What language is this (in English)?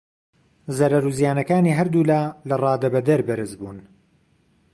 Central Kurdish